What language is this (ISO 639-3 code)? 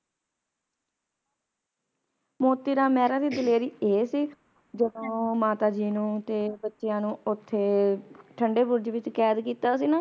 pan